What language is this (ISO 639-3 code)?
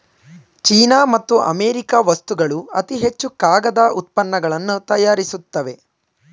kan